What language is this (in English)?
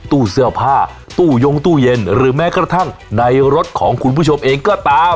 Thai